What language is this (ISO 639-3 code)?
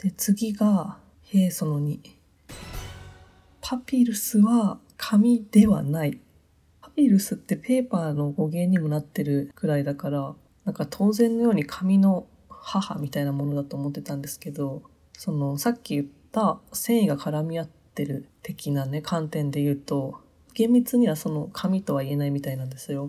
jpn